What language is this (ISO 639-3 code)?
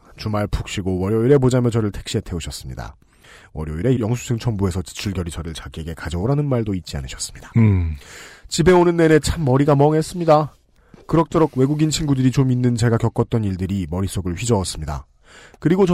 kor